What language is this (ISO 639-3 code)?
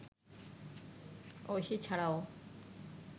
ben